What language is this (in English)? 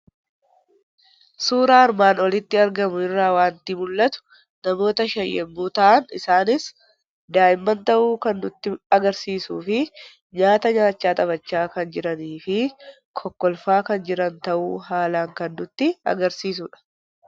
Oromo